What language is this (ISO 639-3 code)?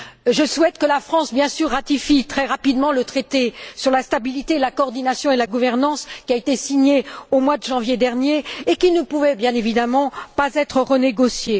fra